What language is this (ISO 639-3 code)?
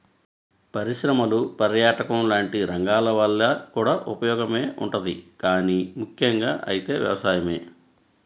tel